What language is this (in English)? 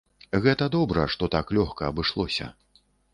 Belarusian